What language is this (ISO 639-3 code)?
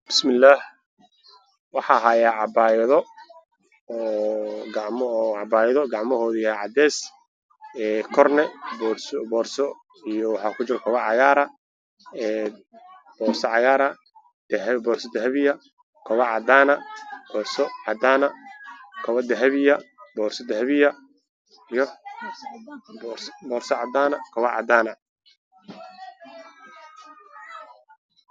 som